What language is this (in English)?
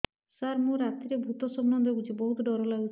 Odia